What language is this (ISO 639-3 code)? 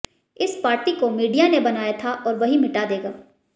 hin